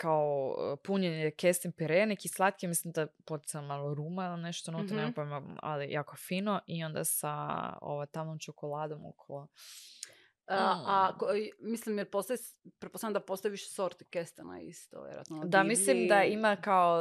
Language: Croatian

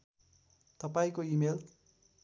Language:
Nepali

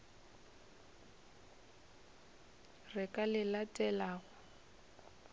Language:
Northern Sotho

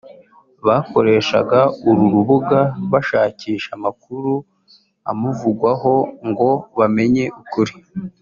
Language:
Kinyarwanda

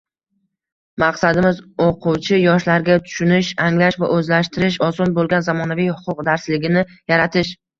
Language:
Uzbek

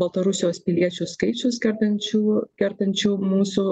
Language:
Lithuanian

